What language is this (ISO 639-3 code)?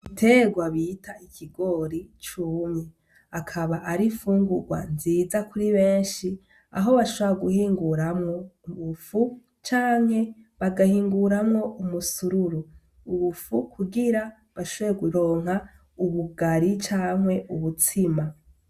run